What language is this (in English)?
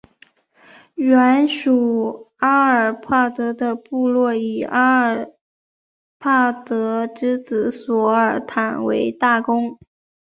Chinese